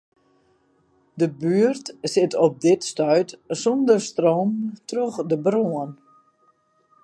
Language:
Western Frisian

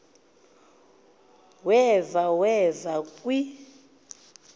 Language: Xhosa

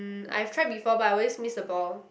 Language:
English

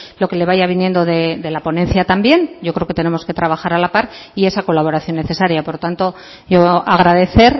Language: Spanish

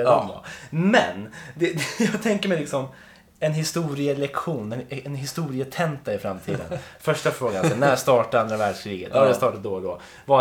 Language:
Swedish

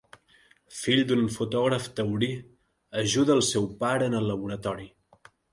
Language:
Catalan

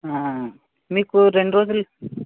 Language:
Telugu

